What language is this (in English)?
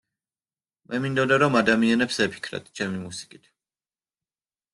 Georgian